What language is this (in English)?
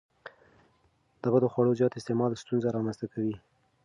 Pashto